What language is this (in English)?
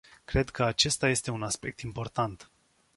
Romanian